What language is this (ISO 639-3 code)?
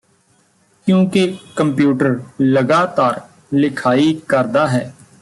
pan